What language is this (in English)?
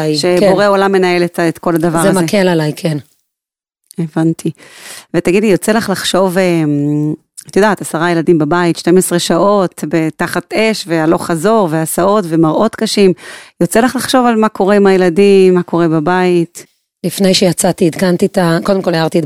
Hebrew